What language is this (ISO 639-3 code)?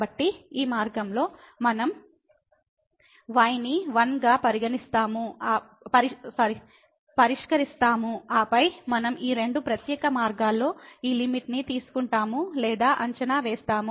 tel